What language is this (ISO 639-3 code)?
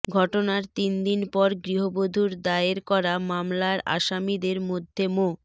ben